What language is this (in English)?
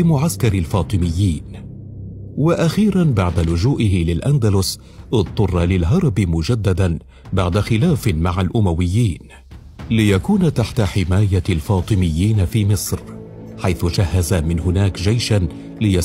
Arabic